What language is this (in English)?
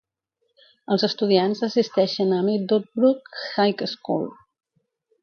Catalan